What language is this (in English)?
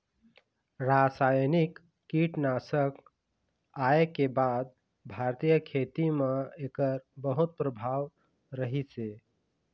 Chhattisgarhi